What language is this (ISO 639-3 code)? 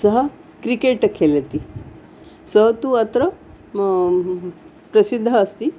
san